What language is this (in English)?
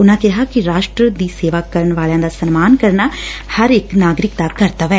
Punjabi